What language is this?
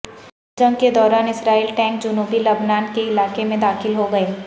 Urdu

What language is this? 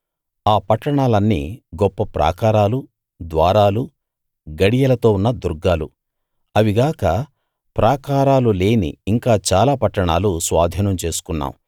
Telugu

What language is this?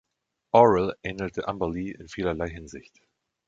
German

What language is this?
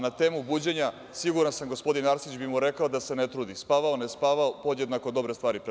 Serbian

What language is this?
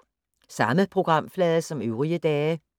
Danish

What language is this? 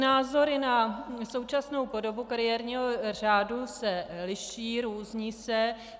Czech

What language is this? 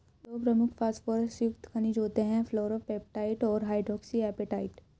Hindi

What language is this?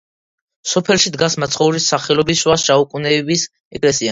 Georgian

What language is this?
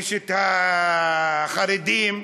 Hebrew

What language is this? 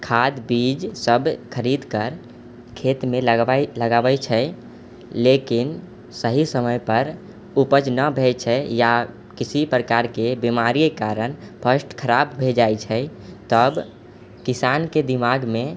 Maithili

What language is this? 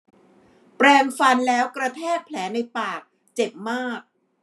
Thai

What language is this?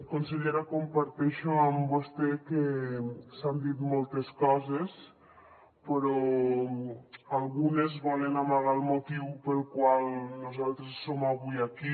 Catalan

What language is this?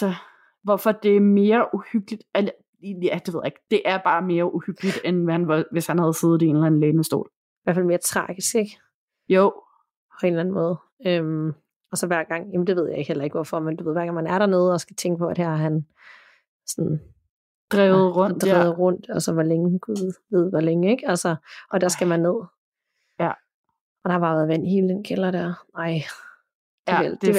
Danish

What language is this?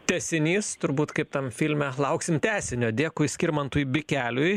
Lithuanian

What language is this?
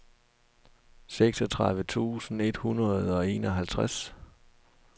Danish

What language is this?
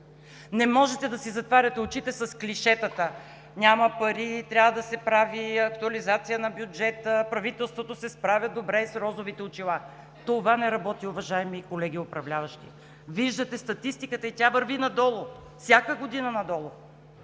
Bulgarian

